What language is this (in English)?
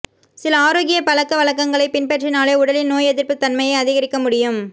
Tamil